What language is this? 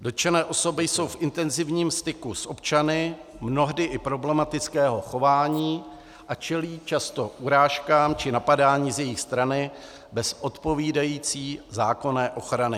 Czech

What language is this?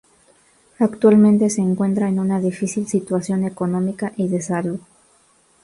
Spanish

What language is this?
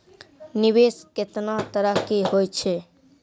Maithili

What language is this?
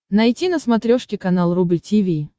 Russian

